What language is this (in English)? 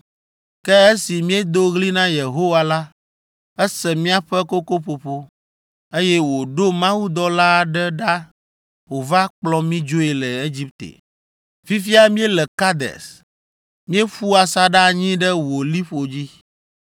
Ewe